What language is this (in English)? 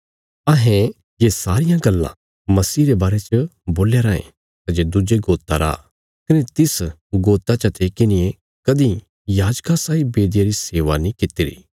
Bilaspuri